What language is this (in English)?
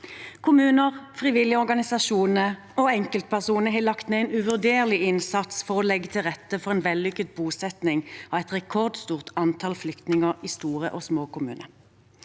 Norwegian